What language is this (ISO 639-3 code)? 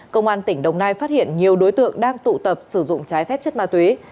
vie